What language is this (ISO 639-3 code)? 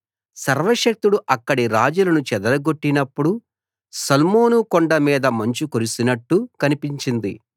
tel